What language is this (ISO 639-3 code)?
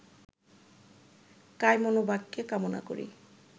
ben